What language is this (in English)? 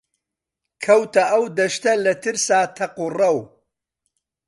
Central Kurdish